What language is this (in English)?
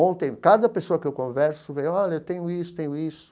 Portuguese